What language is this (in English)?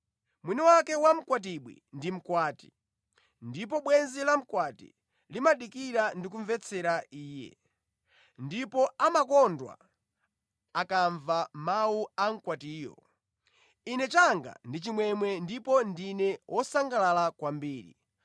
Nyanja